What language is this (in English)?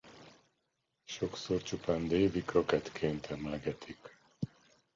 Hungarian